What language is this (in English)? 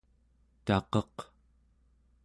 Central Yupik